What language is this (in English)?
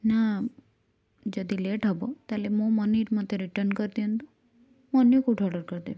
Odia